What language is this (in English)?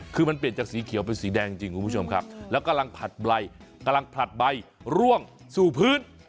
Thai